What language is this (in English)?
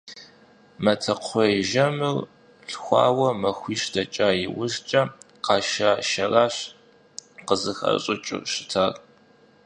Kabardian